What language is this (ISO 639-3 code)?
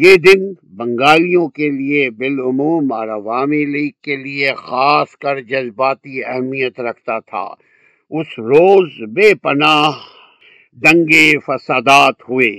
urd